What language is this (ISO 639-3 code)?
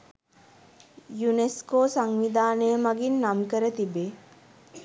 sin